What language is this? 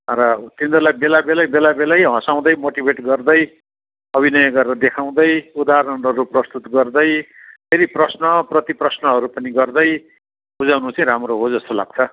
Nepali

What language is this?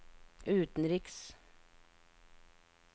Norwegian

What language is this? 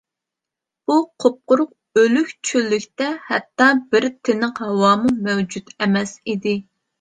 Uyghur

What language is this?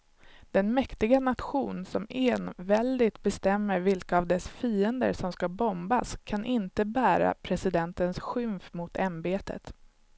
Swedish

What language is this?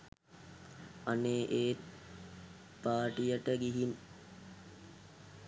Sinhala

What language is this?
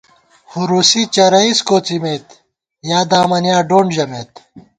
Gawar-Bati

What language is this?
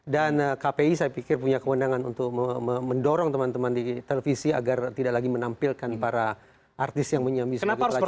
Indonesian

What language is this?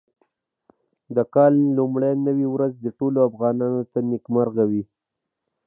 Pashto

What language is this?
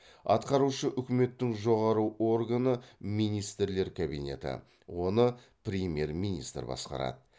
Kazakh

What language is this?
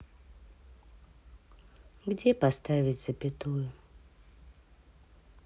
Russian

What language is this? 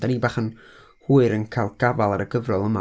Welsh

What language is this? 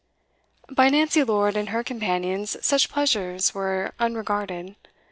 English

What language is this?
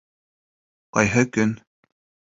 Bashkir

